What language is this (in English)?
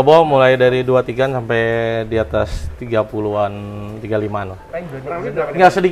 Indonesian